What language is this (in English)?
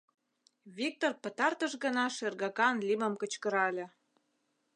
Mari